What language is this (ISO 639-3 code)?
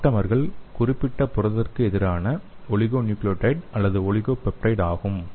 tam